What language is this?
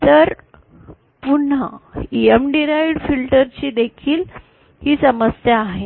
Marathi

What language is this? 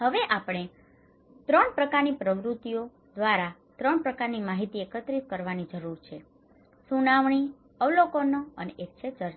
Gujarati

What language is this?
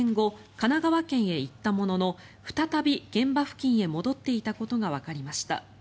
Japanese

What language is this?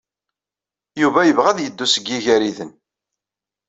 Kabyle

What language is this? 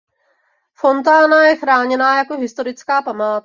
Czech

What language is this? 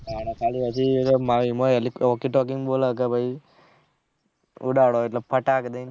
Gujarati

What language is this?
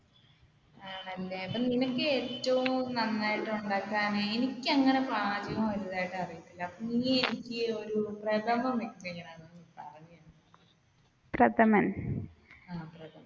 Malayalam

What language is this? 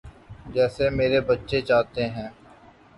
Urdu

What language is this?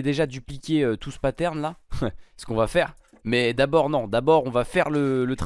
French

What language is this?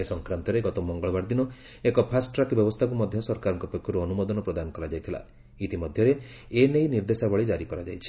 Odia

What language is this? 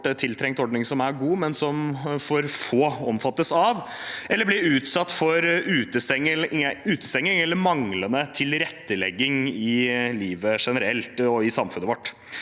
Norwegian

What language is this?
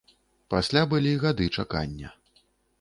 Belarusian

